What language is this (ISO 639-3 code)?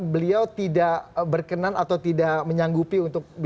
ind